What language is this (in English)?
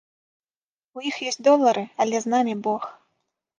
Belarusian